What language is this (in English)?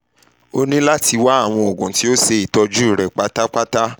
Yoruba